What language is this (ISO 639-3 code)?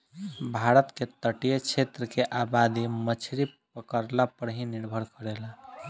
bho